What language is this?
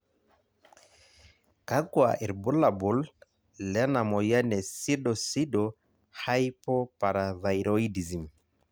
Masai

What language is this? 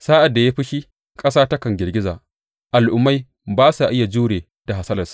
Hausa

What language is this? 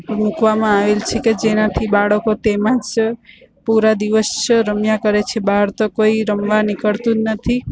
Gujarati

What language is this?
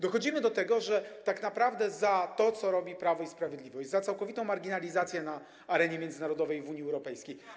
Polish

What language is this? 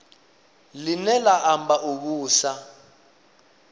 Venda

